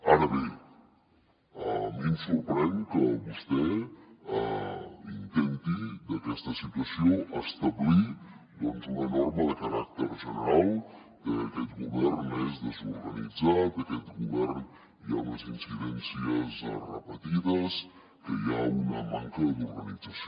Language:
Catalan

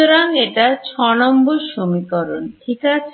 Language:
Bangla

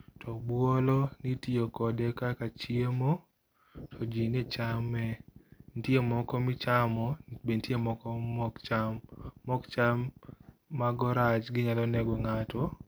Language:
Luo (Kenya and Tanzania)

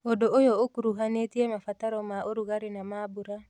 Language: Kikuyu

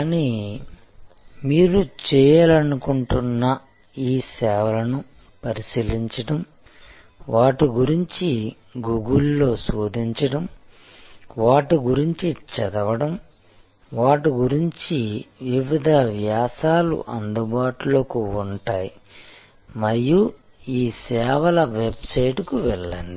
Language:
Telugu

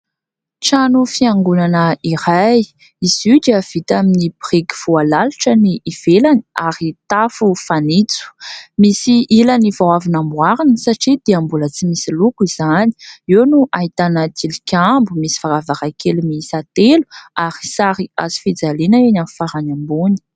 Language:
Malagasy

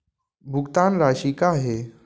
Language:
Chhattisgarhi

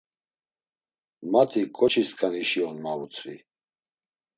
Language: Laz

